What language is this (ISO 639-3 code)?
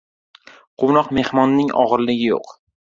uzb